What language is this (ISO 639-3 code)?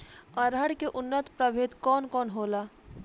bho